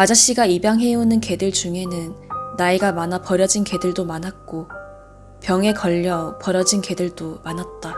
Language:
Korean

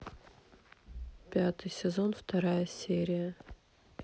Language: Russian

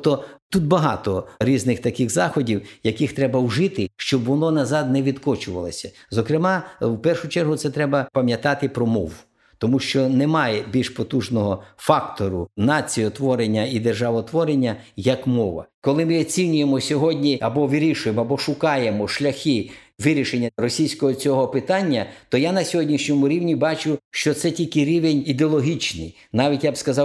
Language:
Ukrainian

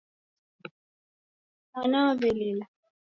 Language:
Taita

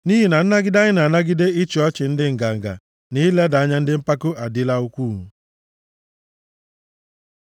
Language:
Igbo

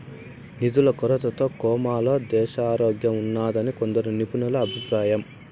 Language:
Telugu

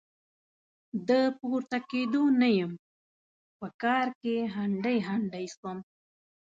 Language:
Pashto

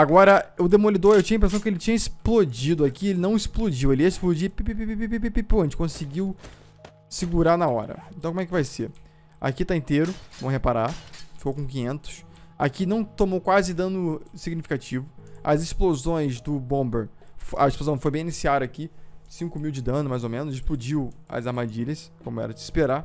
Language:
Portuguese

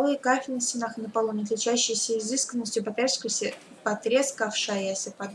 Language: Russian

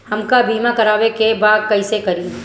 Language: Bhojpuri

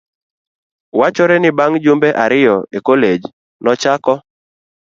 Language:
Luo (Kenya and Tanzania)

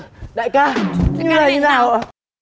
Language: Vietnamese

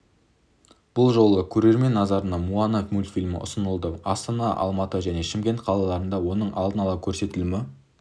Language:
Kazakh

